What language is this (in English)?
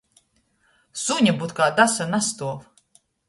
Latgalian